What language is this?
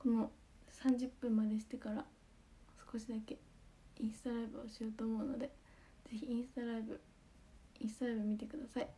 Japanese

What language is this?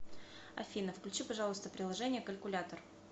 Russian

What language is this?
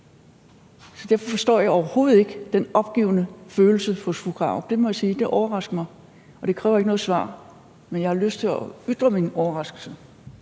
Danish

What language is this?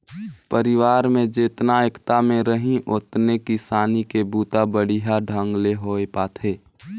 Chhattisgarhi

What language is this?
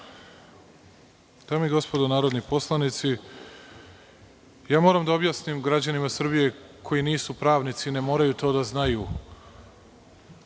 Serbian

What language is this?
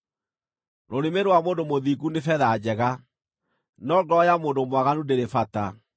Kikuyu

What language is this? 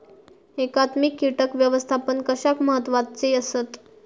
Marathi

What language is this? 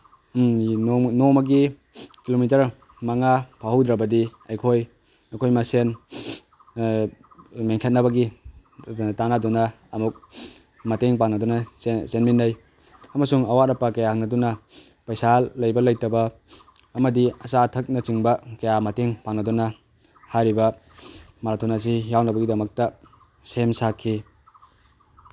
Manipuri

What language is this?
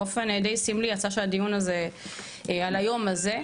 Hebrew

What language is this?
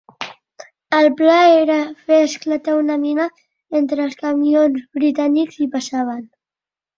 Catalan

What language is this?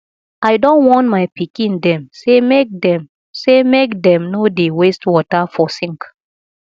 Nigerian Pidgin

